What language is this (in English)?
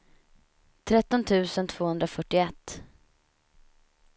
Swedish